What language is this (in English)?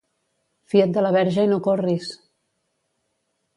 Catalan